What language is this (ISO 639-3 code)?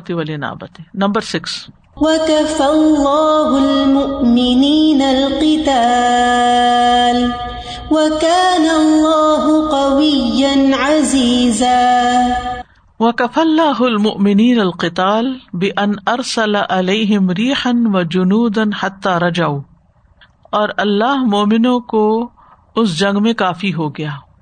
urd